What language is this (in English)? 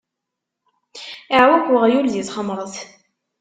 Kabyle